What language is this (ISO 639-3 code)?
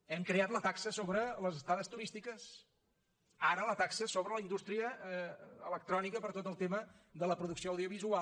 cat